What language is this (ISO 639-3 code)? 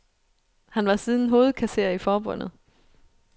dan